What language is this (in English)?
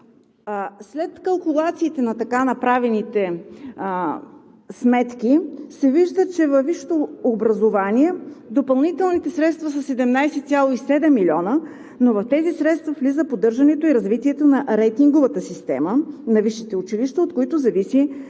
Bulgarian